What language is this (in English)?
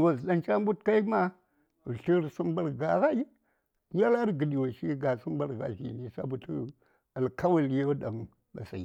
Saya